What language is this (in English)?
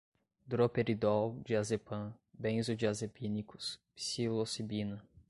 Portuguese